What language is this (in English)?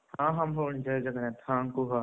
Odia